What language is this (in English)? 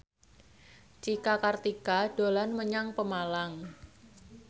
Javanese